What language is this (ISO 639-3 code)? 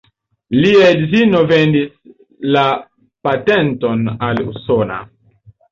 epo